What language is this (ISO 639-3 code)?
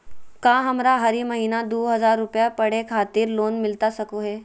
mag